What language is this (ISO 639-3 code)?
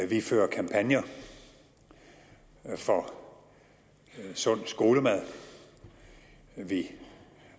dan